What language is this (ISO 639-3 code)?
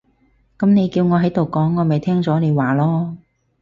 yue